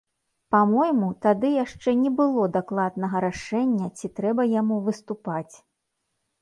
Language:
Belarusian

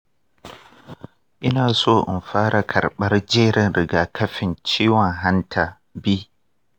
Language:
Hausa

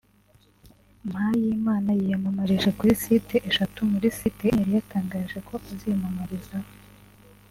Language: Kinyarwanda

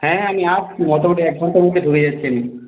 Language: Bangla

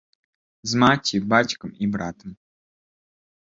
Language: Belarusian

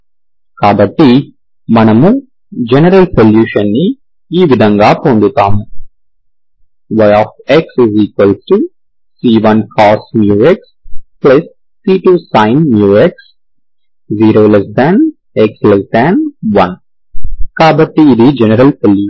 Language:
Telugu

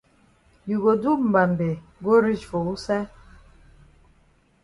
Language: Cameroon Pidgin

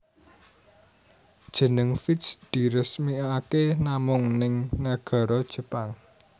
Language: Javanese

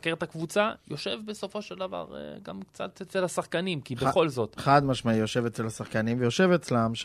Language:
Hebrew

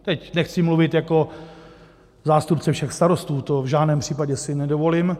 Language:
Czech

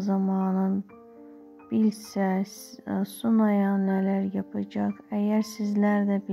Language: Turkish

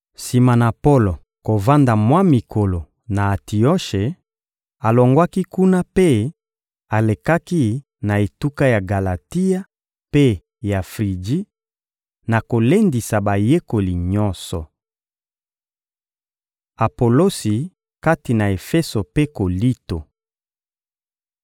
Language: Lingala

